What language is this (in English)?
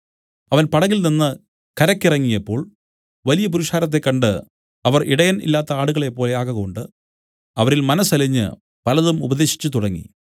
Malayalam